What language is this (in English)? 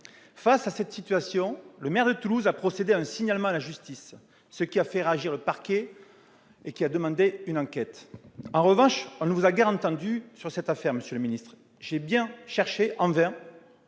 French